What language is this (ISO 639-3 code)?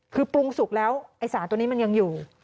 tha